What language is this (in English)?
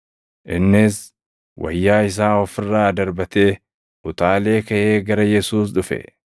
Oromo